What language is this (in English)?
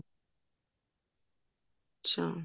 Punjabi